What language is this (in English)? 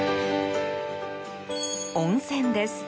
Japanese